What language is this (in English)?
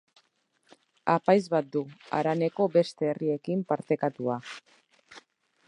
Basque